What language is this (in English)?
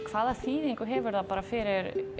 Icelandic